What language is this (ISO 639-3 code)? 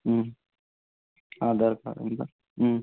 tel